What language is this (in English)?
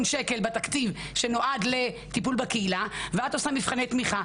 Hebrew